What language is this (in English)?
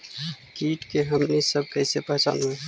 Magahi